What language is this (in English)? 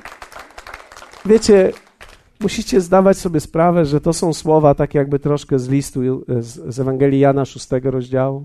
Polish